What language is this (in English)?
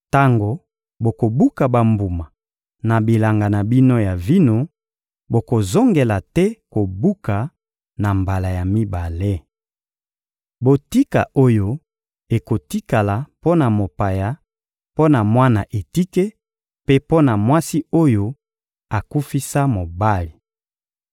Lingala